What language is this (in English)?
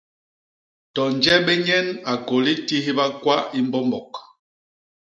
Basaa